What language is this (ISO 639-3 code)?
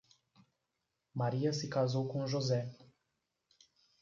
por